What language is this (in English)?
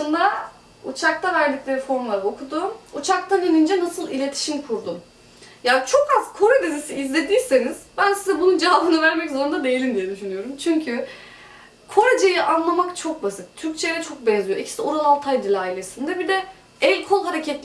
Turkish